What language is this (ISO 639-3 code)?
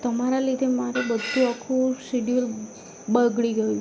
guj